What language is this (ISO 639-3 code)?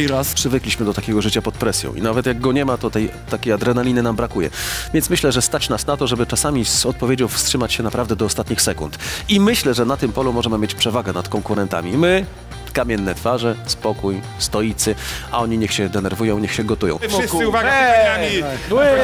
pol